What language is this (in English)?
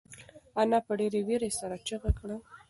Pashto